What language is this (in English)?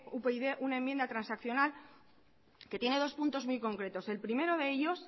Spanish